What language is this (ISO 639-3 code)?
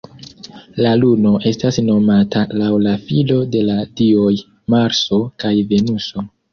epo